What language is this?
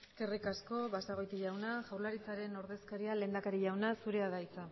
Basque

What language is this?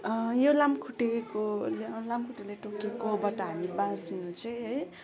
Nepali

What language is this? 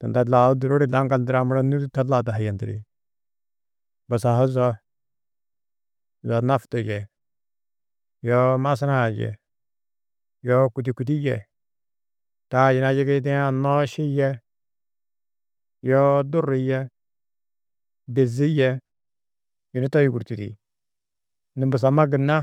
Tedaga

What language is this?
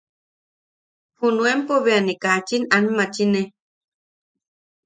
Yaqui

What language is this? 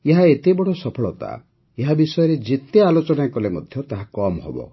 Odia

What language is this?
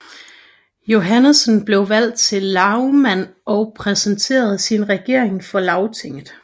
Danish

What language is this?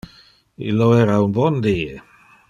Interlingua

